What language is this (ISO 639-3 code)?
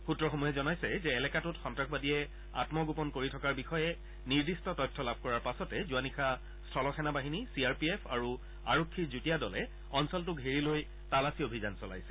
asm